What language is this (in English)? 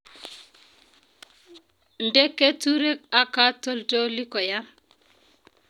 Kalenjin